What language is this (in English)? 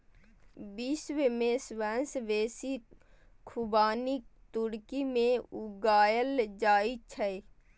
Maithili